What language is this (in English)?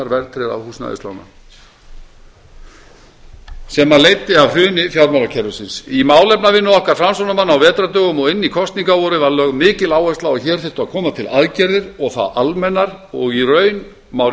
Icelandic